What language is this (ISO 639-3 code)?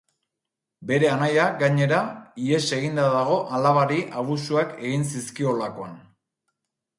eus